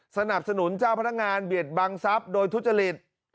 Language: Thai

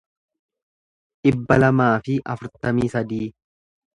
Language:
Oromo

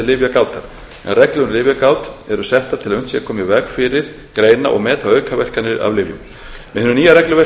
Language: Icelandic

